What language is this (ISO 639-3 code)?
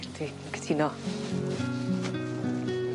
cym